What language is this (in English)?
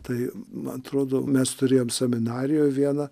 Lithuanian